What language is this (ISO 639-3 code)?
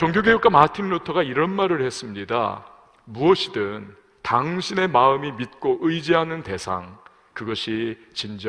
kor